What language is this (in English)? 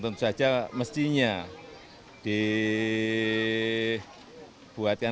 Indonesian